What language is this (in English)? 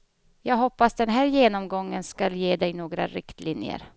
Swedish